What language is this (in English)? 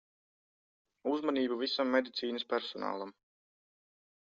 Latvian